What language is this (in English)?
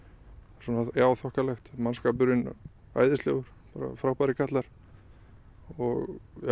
Icelandic